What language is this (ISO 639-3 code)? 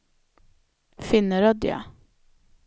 swe